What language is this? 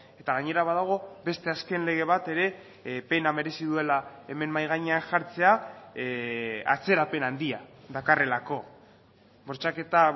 Basque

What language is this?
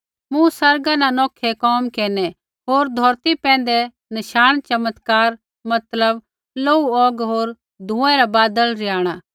Kullu Pahari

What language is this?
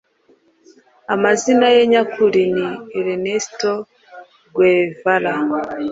Kinyarwanda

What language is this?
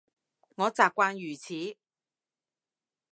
Cantonese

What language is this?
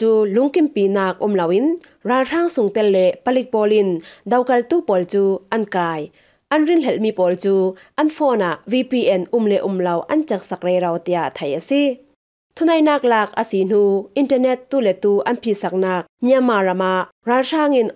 Thai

